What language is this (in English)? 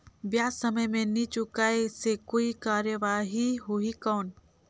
Chhattisgarhi